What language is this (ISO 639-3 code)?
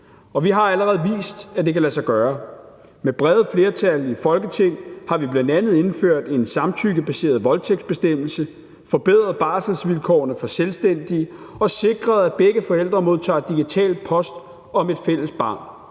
dan